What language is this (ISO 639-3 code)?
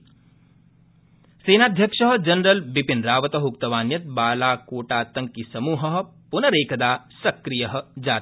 san